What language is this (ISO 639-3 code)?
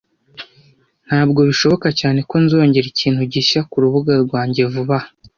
kin